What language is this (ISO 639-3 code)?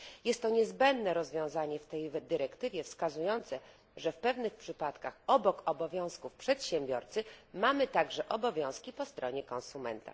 pol